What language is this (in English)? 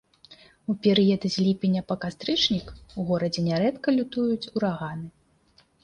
Belarusian